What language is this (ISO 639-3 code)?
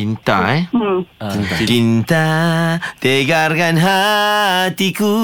msa